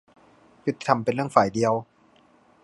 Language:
Thai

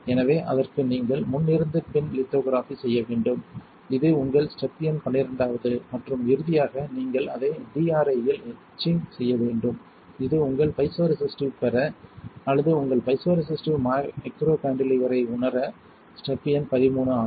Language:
Tamil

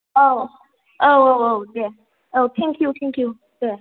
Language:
Bodo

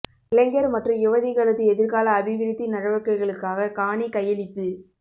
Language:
Tamil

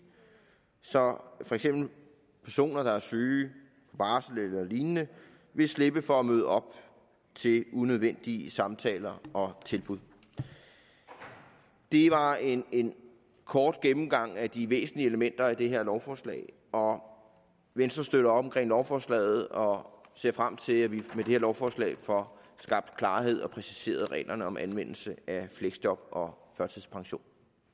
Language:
Danish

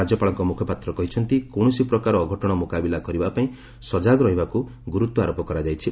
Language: Odia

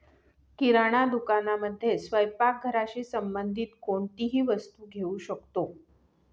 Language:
Marathi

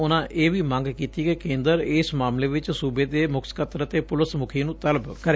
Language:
Punjabi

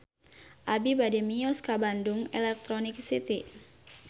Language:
Sundanese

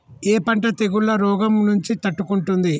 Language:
Telugu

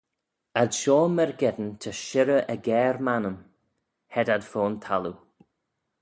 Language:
Manx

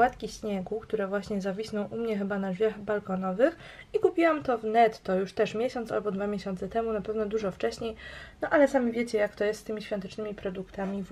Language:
Polish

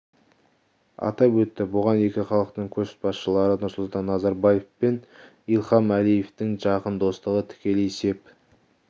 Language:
Kazakh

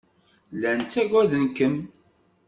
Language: Kabyle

